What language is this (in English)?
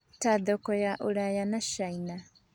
Kikuyu